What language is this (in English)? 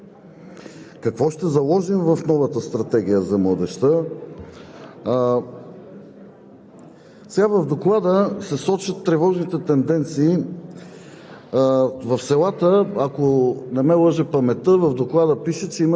Bulgarian